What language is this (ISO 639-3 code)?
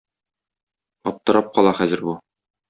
tat